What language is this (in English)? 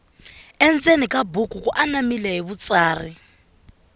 Tsonga